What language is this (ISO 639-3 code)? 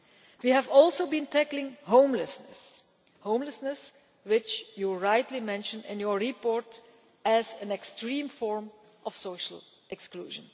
eng